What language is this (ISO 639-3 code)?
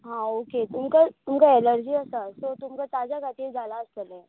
kok